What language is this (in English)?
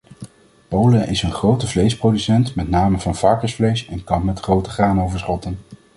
Dutch